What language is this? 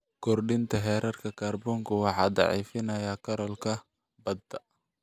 Somali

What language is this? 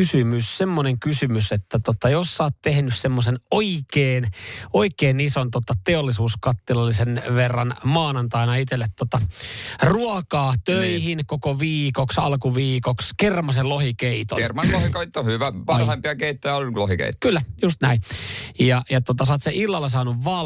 Finnish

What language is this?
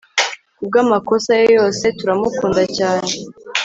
Kinyarwanda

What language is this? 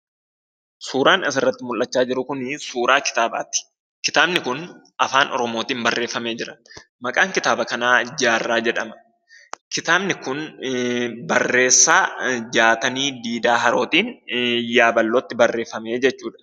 Oromo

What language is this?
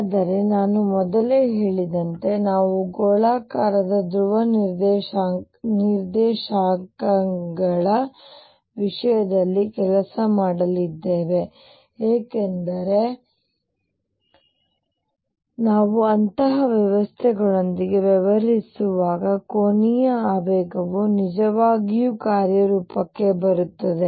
Kannada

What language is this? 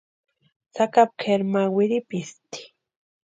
Western Highland Purepecha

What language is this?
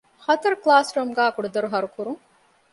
Divehi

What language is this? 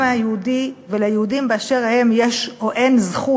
Hebrew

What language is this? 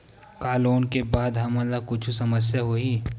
Chhattisgarhi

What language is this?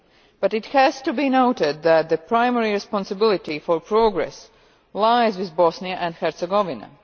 English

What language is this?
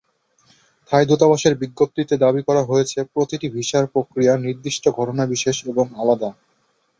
Bangla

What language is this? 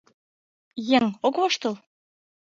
Mari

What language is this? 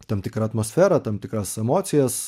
Lithuanian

